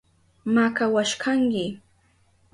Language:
Southern Pastaza Quechua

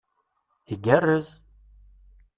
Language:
Kabyle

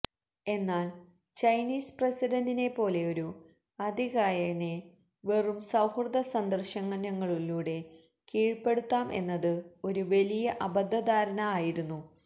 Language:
Malayalam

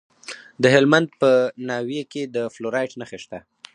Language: Pashto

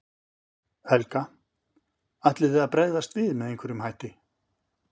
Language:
Icelandic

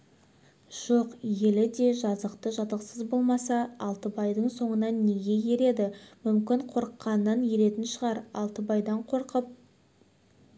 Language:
Kazakh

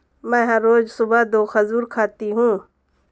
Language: Hindi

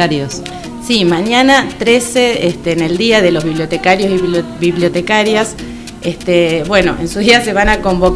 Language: Spanish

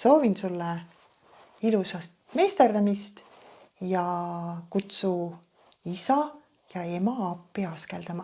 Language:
Estonian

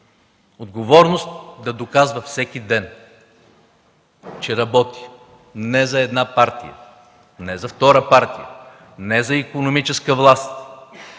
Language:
Bulgarian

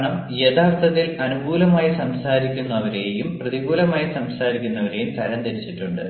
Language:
Malayalam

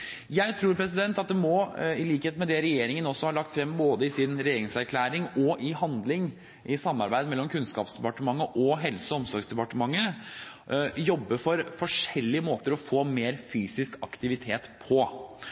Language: Norwegian Bokmål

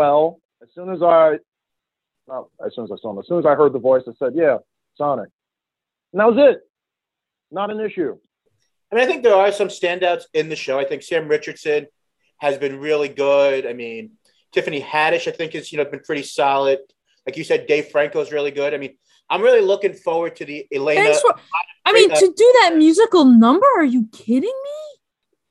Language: English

